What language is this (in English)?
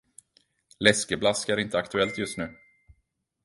Swedish